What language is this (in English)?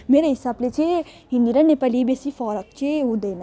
Nepali